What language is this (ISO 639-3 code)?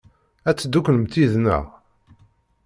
kab